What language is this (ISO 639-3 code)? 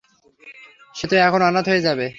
ben